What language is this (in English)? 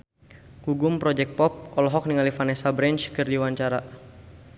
Sundanese